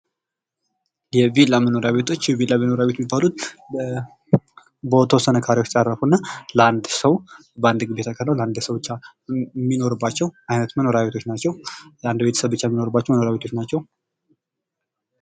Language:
Amharic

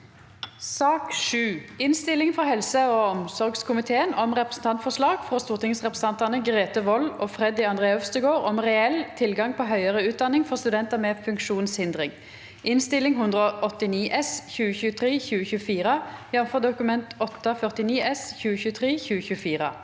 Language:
Norwegian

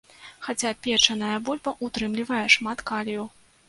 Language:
Belarusian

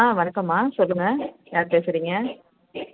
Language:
Tamil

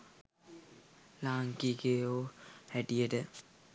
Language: Sinhala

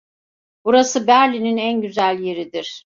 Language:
Turkish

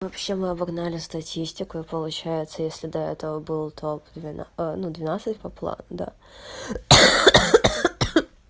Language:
Russian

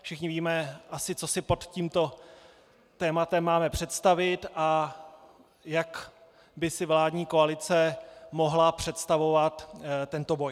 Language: Czech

